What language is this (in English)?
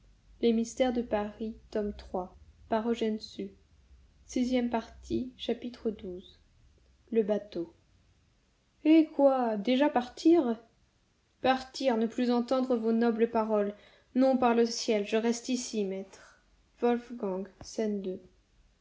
French